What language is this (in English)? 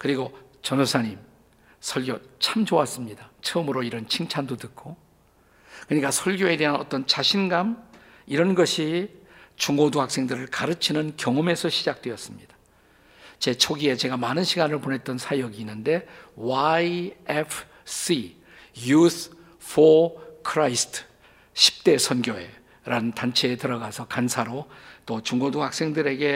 Korean